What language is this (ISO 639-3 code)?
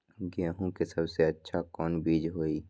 mag